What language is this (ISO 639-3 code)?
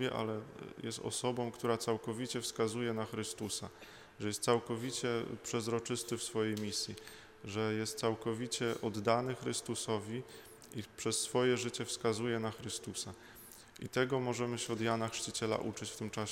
pol